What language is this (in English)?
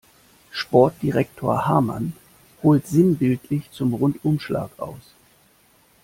German